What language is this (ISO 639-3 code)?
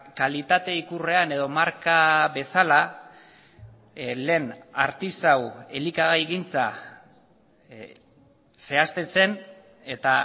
eus